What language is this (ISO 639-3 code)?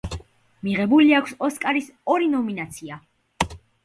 kat